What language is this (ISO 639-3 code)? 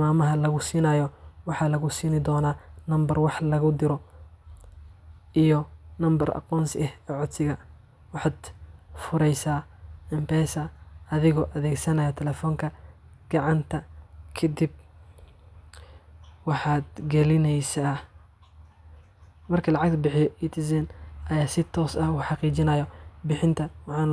som